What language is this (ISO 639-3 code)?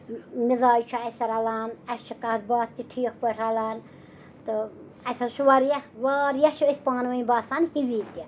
kas